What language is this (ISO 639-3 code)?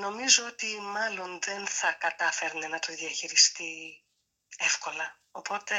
ell